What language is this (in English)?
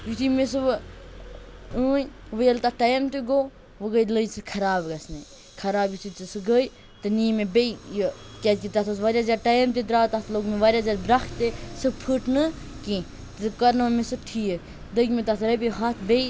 Kashmiri